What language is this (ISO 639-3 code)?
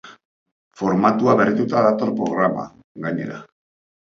eus